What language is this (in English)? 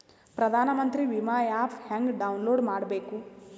Kannada